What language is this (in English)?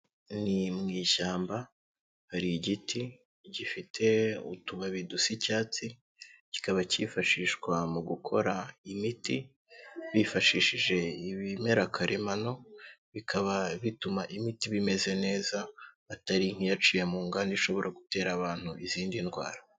Kinyarwanda